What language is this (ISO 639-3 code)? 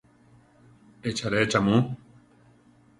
tar